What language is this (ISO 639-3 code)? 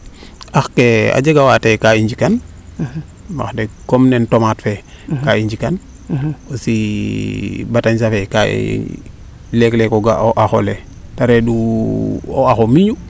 srr